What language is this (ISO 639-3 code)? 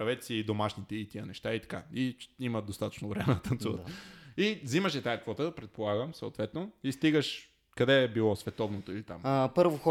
bul